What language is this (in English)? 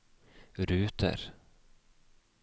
Norwegian